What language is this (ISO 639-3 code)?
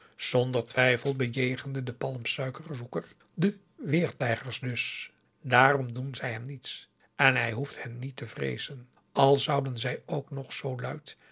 nld